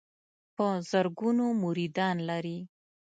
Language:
Pashto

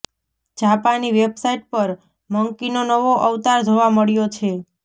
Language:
Gujarati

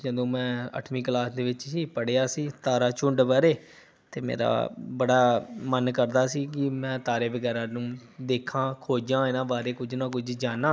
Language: Punjabi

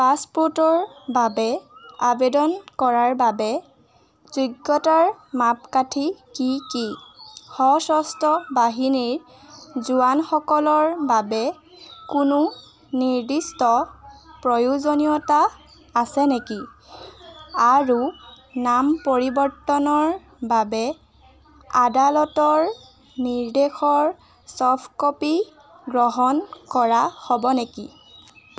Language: Assamese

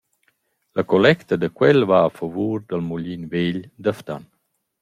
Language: Romansh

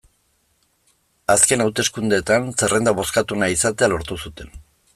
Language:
Basque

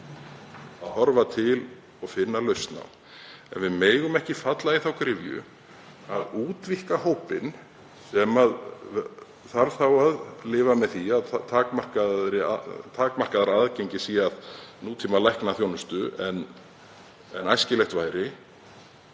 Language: Icelandic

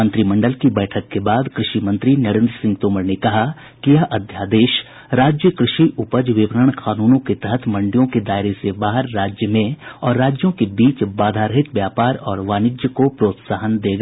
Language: Hindi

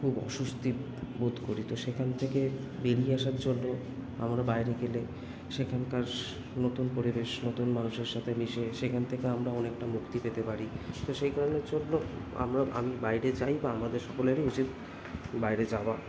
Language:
Bangla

